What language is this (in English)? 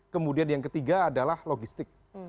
Indonesian